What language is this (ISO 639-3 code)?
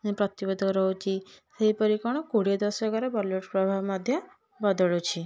ori